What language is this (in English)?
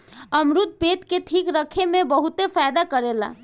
Bhojpuri